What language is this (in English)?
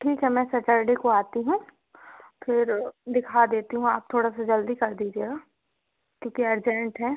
Hindi